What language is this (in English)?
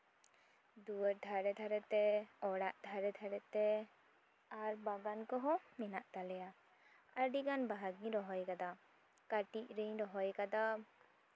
Santali